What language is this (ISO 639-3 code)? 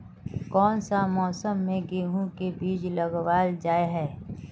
mag